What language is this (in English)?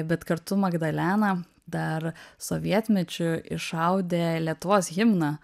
Lithuanian